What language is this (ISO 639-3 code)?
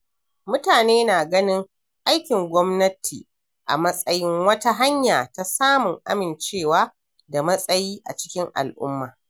hau